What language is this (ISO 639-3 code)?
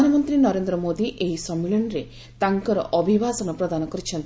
ori